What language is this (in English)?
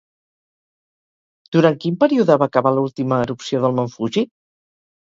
Catalan